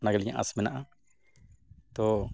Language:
Santali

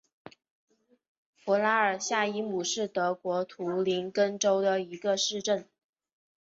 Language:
Chinese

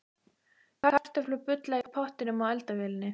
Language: Icelandic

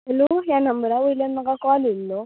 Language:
Konkani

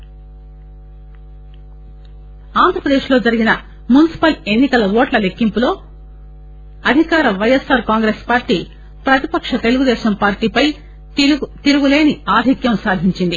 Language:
Telugu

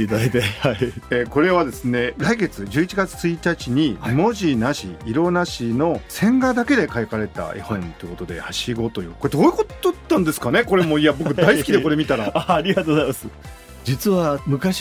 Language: Japanese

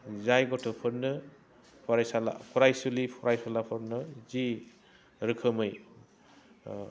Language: Bodo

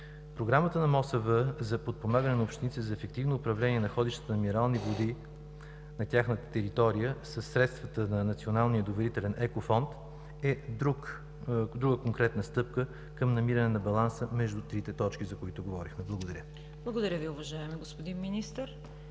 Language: Bulgarian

